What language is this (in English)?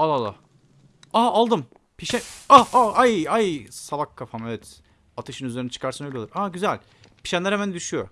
Turkish